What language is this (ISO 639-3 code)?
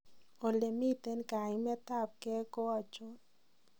kln